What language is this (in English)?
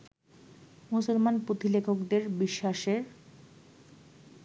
Bangla